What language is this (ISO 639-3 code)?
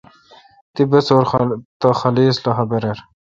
xka